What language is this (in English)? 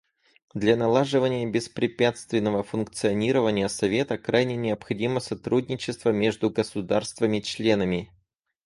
Russian